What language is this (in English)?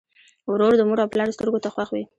Pashto